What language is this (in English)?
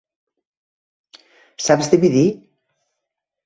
Catalan